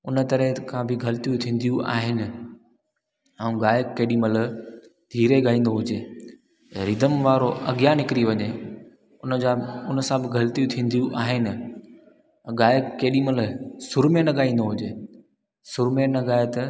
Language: Sindhi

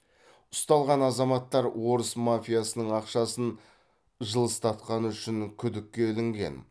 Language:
Kazakh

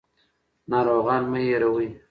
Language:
Pashto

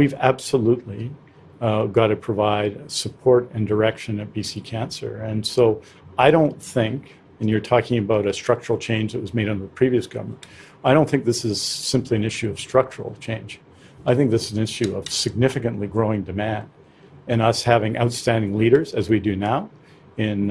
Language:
English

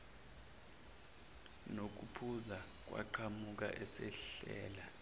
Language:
Zulu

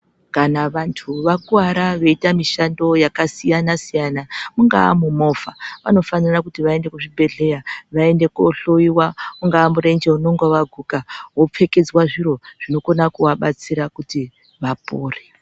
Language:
Ndau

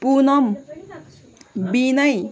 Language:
Nepali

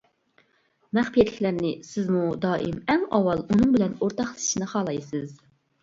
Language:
Uyghur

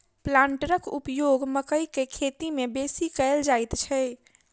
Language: Maithili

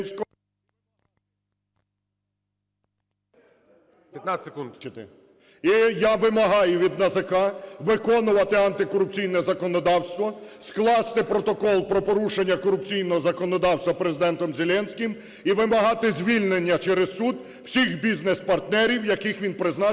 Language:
Ukrainian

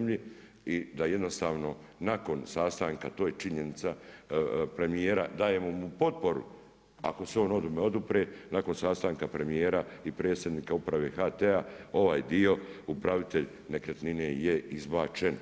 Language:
Croatian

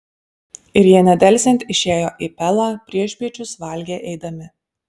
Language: Lithuanian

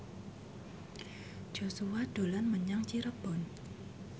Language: Javanese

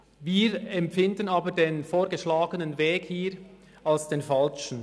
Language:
Swiss German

